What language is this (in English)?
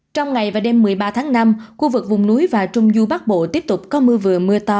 Vietnamese